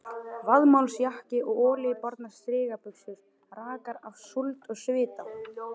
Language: Icelandic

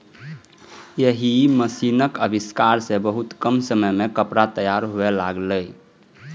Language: Maithili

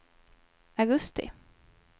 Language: Swedish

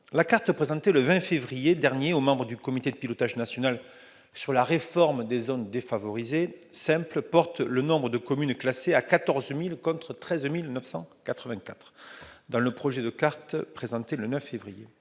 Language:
French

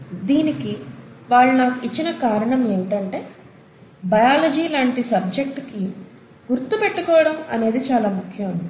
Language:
Telugu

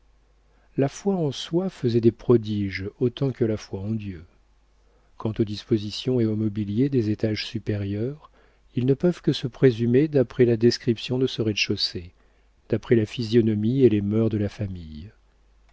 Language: French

